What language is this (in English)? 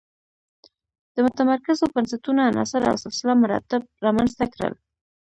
Pashto